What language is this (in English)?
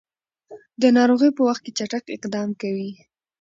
Pashto